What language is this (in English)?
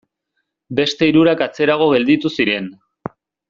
Basque